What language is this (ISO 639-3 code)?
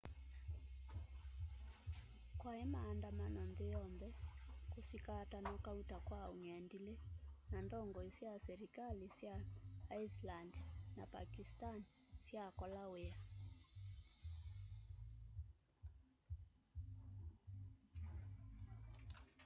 kam